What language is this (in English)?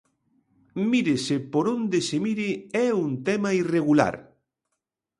Galician